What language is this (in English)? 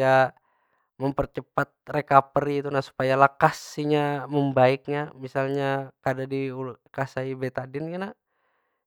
Banjar